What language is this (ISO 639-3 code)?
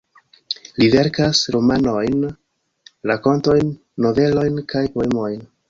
epo